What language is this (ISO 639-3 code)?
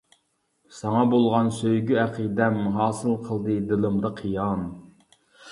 uig